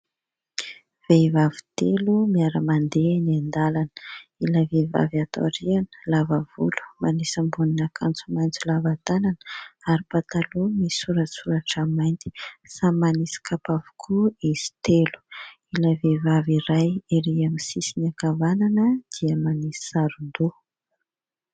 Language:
Malagasy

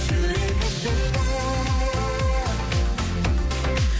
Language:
Kazakh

